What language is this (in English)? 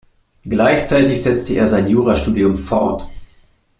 German